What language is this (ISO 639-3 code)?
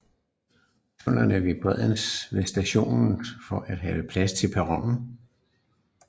dan